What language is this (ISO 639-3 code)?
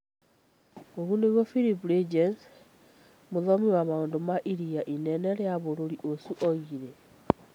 kik